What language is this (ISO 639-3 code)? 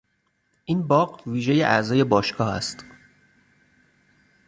fas